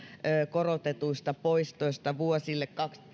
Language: Finnish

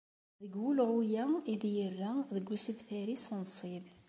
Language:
Kabyle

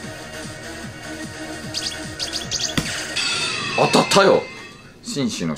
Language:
Japanese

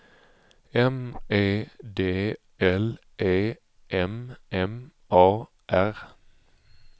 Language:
Swedish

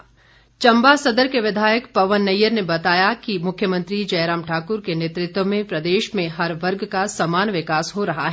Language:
Hindi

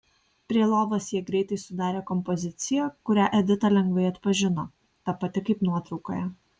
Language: Lithuanian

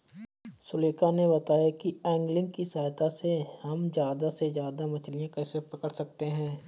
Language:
Hindi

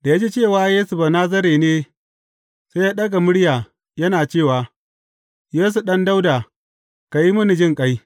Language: Hausa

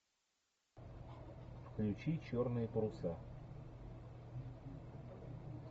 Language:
Russian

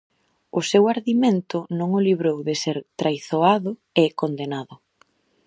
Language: Galician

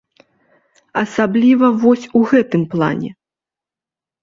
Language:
Belarusian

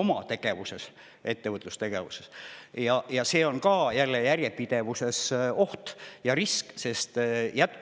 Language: Estonian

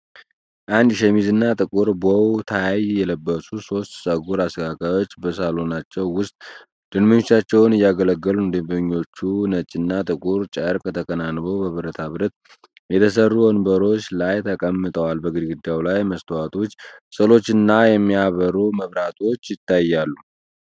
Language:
Amharic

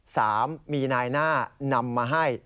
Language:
Thai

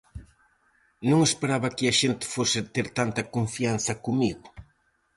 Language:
Galician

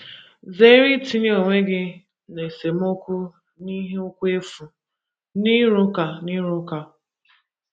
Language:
Igbo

